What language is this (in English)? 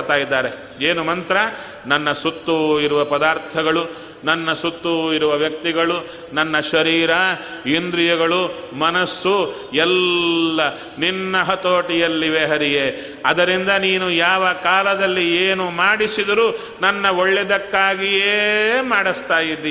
Kannada